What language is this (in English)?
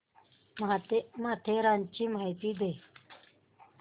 Marathi